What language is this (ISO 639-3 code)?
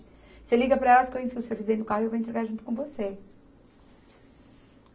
por